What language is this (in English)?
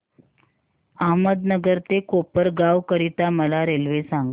Marathi